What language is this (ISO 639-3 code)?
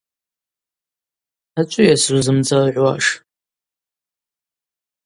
abq